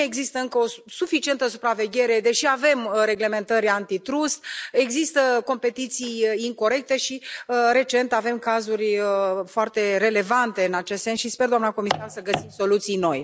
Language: Romanian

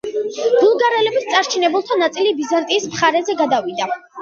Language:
Georgian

